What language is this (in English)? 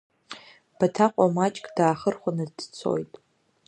Abkhazian